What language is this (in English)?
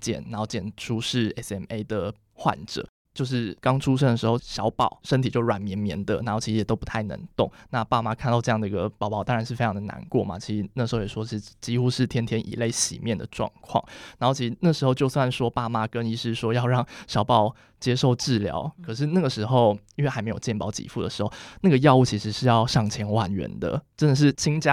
Chinese